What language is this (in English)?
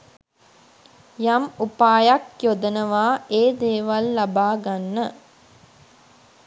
Sinhala